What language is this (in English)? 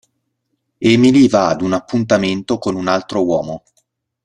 Italian